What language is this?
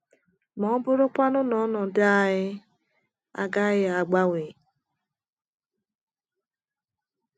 Igbo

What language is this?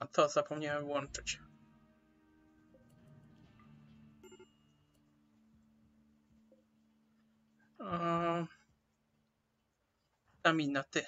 Polish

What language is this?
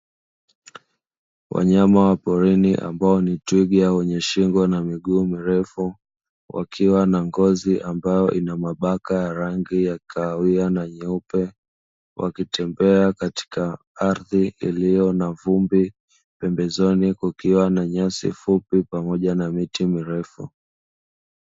Swahili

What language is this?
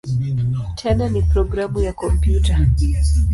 Swahili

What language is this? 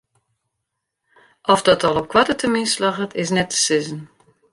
Western Frisian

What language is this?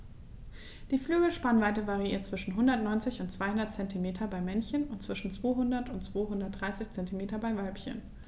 German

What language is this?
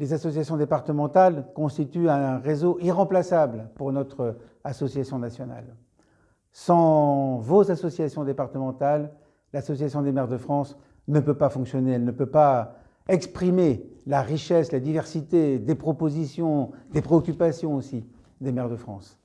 French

